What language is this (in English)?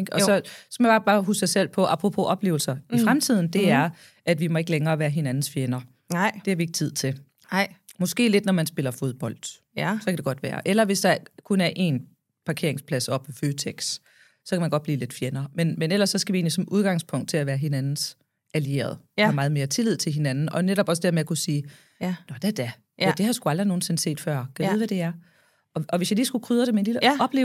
Danish